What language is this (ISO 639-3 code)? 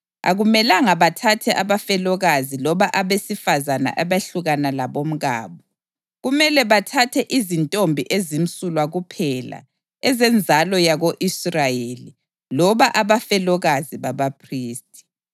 nde